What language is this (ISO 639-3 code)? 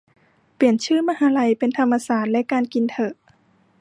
tha